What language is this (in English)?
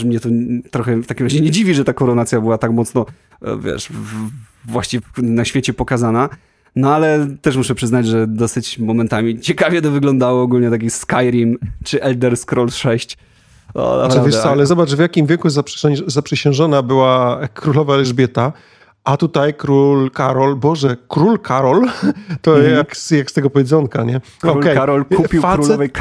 Polish